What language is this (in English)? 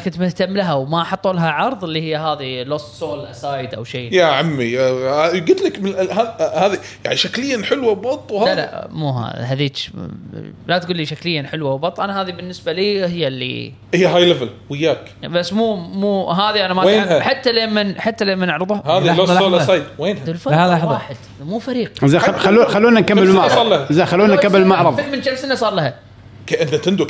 Arabic